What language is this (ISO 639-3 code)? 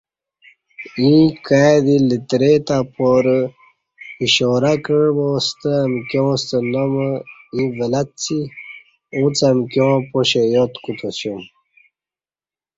bsh